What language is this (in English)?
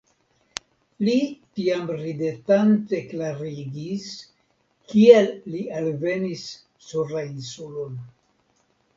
Esperanto